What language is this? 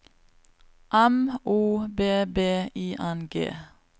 Norwegian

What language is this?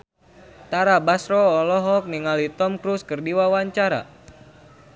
Sundanese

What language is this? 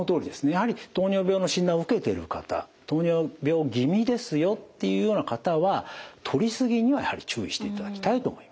Japanese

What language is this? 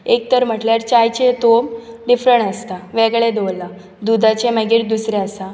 Konkani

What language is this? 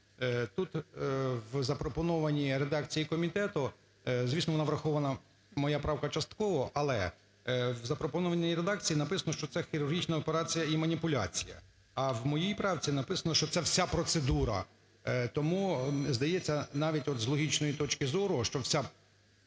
Ukrainian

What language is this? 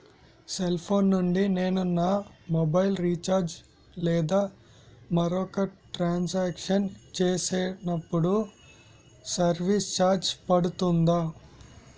Telugu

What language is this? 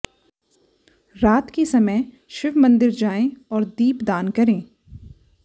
Hindi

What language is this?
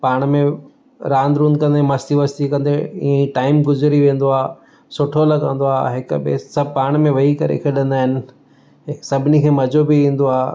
Sindhi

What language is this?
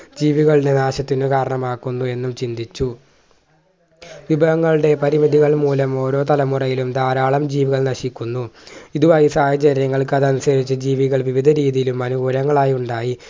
Malayalam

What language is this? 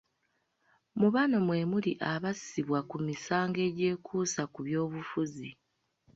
Ganda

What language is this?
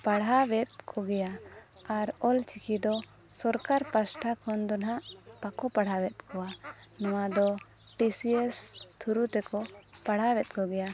Santali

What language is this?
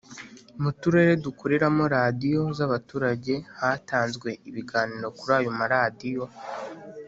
Kinyarwanda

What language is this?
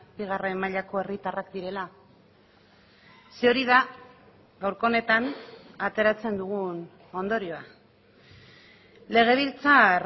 Basque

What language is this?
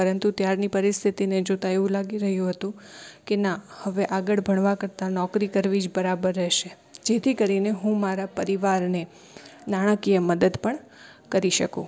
Gujarati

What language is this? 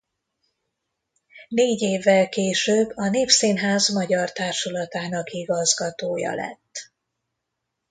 Hungarian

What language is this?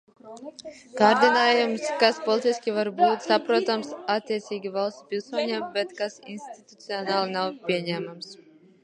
Latvian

